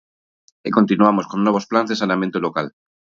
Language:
Galician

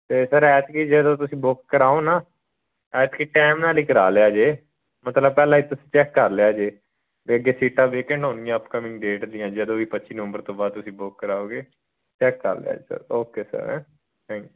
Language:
Punjabi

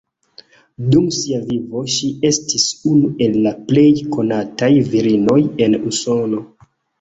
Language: Esperanto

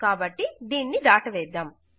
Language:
Telugu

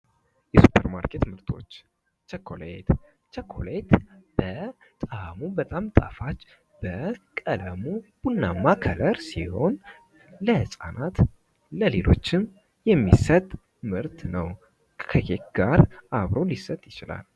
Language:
Amharic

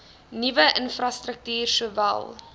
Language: Afrikaans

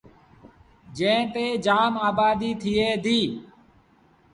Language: Sindhi Bhil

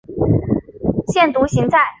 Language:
Chinese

